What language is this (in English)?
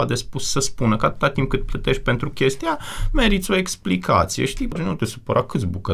Romanian